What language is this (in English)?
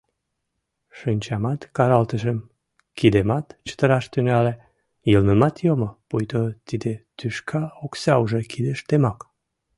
Mari